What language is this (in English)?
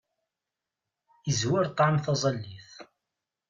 Kabyle